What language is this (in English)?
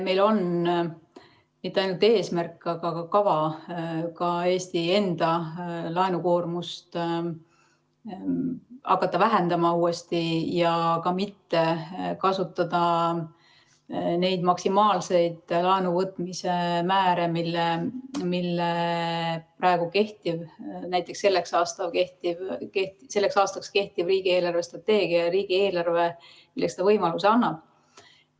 Estonian